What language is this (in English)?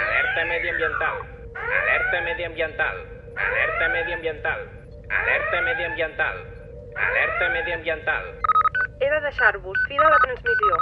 Catalan